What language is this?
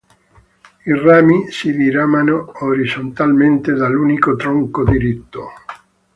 Italian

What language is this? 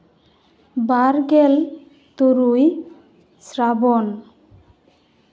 Santali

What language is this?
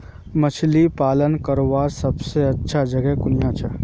Magahi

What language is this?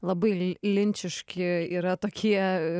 Lithuanian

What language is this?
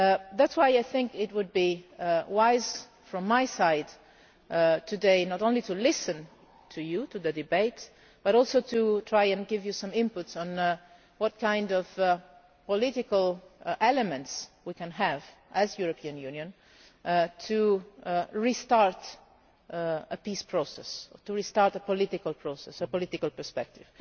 English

